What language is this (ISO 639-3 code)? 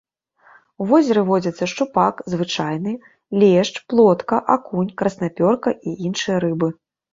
bel